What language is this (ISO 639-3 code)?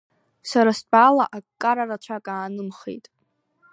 abk